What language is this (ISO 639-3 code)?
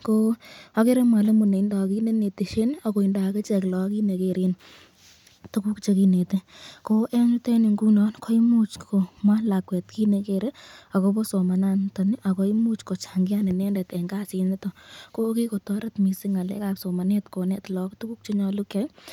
kln